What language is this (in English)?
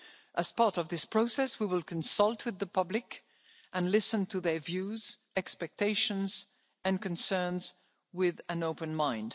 English